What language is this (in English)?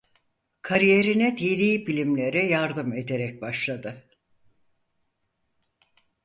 Turkish